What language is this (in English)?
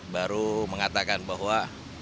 Indonesian